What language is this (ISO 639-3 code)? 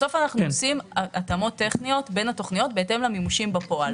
heb